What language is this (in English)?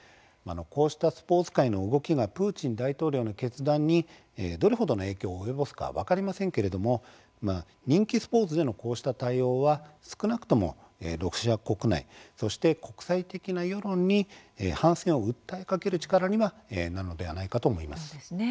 Japanese